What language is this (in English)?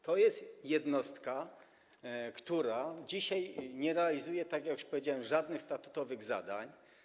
Polish